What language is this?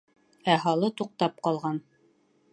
Bashkir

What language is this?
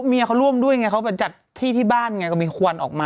Thai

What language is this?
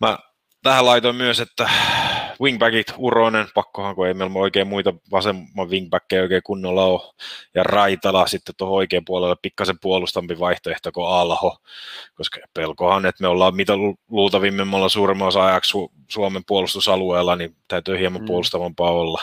Finnish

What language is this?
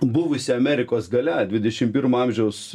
Lithuanian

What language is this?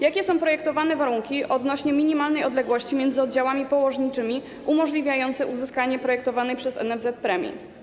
Polish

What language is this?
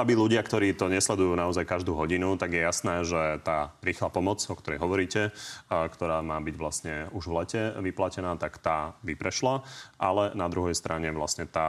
Slovak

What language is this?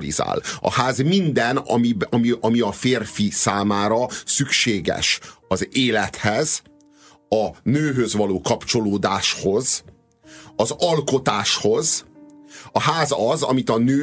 Hungarian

